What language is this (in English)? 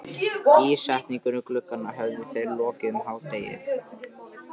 Icelandic